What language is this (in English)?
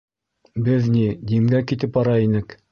Bashkir